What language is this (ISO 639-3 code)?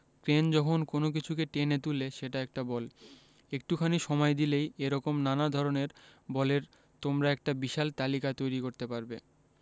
ben